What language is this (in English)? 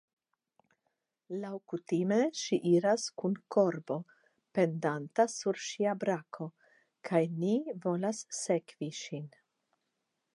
Esperanto